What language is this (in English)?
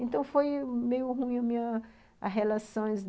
Portuguese